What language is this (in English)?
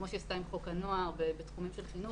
Hebrew